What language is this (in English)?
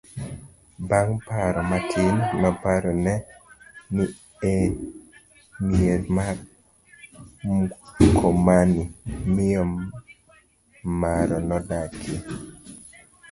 Luo (Kenya and Tanzania)